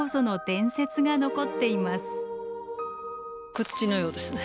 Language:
Japanese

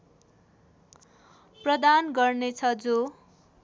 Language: Nepali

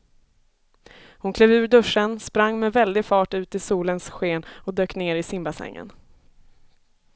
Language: Swedish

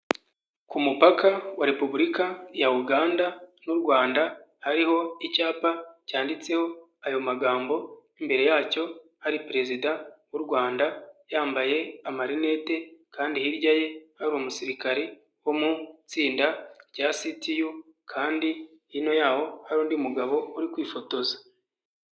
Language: Kinyarwanda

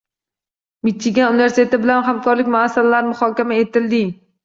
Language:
Uzbek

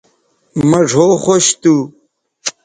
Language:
Bateri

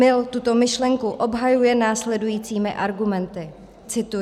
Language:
Czech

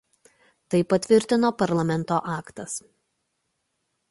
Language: Lithuanian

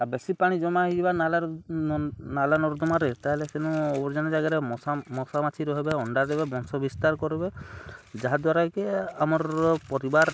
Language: Odia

